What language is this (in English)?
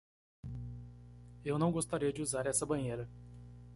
Portuguese